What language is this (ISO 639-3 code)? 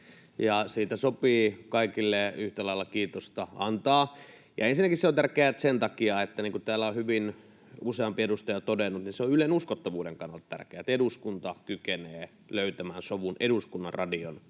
fin